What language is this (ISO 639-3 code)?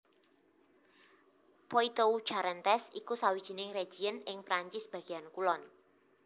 jav